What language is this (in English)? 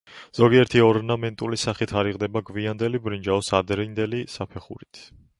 Georgian